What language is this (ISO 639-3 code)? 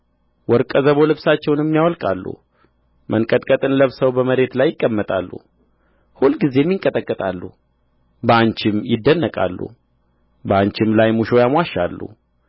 amh